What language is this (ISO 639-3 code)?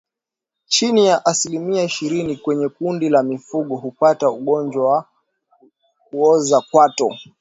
swa